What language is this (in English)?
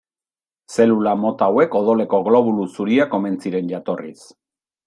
Basque